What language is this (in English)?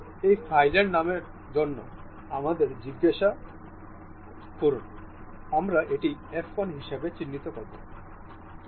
Bangla